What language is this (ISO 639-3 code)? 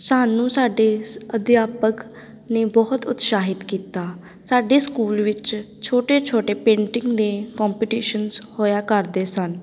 pan